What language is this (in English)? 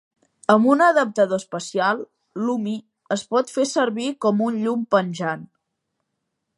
Catalan